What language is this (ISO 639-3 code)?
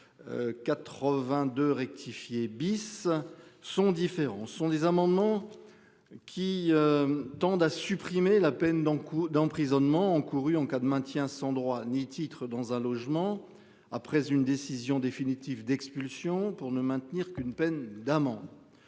fra